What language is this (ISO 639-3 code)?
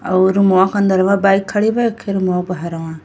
bho